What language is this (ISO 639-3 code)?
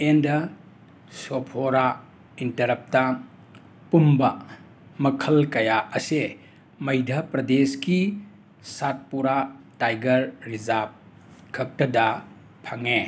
mni